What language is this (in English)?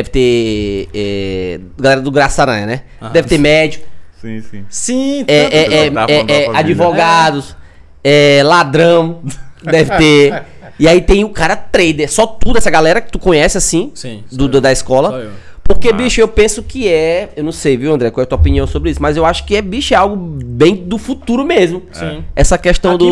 Portuguese